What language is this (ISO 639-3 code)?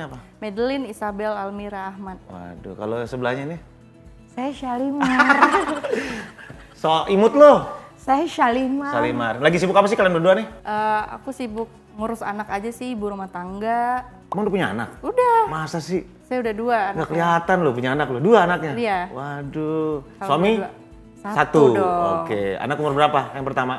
ind